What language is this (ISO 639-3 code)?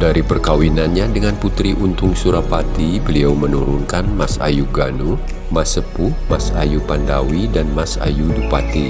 ind